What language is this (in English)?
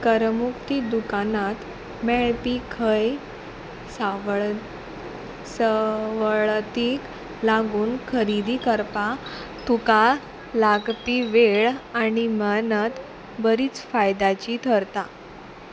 Konkani